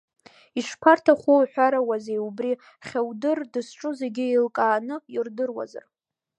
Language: Abkhazian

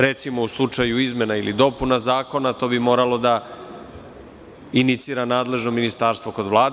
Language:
Serbian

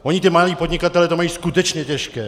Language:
Czech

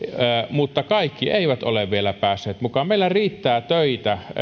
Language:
Finnish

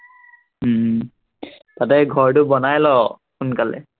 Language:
Assamese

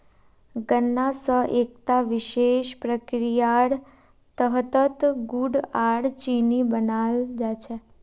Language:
Magahi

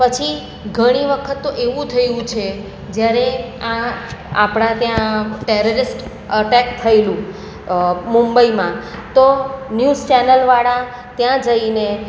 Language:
Gujarati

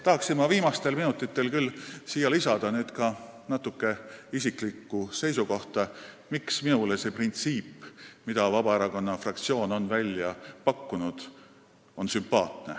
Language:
Estonian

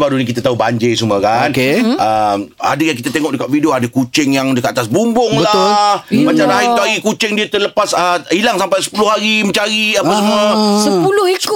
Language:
Malay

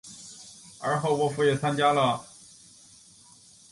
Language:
Chinese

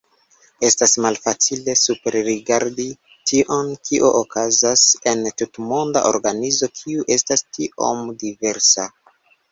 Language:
Esperanto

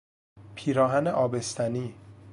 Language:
Persian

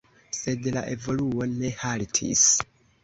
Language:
Esperanto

